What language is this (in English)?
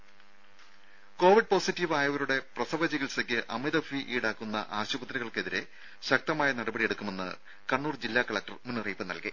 Malayalam